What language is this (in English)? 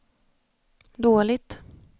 Swedish